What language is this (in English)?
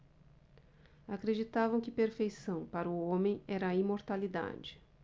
Portuguese